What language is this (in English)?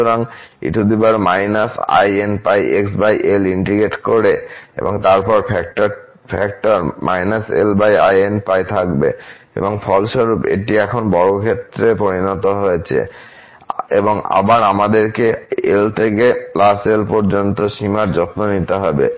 Bangla